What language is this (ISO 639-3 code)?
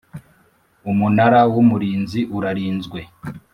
kin